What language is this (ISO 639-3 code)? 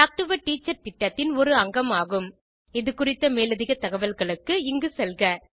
tam